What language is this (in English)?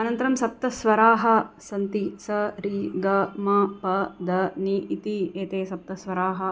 Sanskrit